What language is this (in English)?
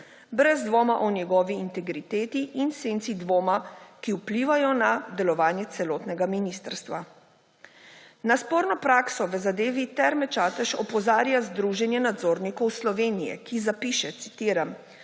Slovenian